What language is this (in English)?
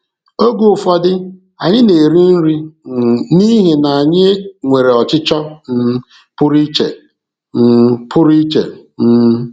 Igbo